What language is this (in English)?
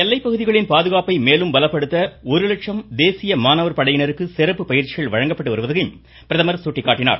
Tamil